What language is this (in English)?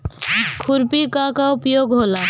Bhojpuri